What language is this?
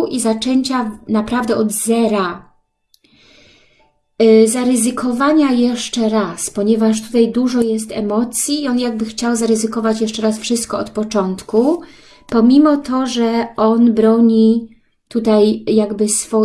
Polish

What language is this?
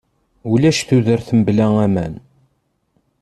Kabyle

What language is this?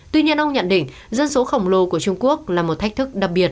Vietnamese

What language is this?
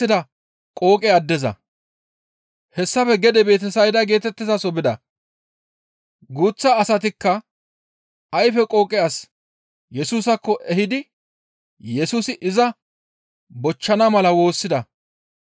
Gamo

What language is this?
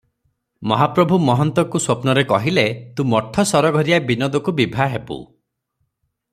Odia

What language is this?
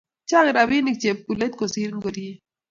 Kalenjin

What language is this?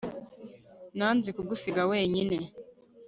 Kinyarwanda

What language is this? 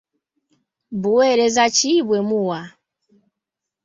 Ganda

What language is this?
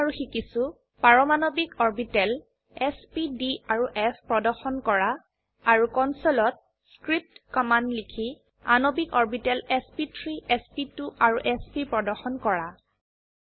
Assamese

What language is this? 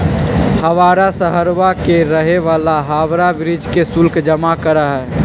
Magahi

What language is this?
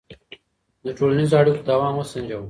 Pashto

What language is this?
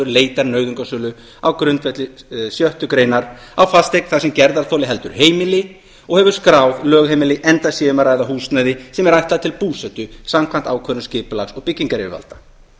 Icelandic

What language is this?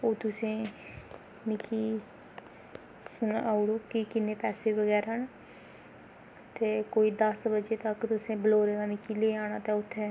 Dogri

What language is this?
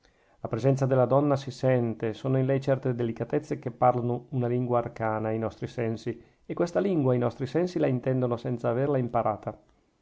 Italian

